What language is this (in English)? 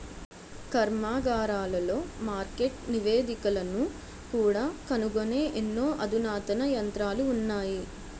Telugu